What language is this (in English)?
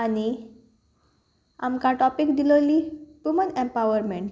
Konkani